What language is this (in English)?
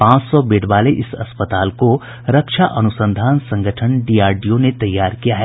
Hindi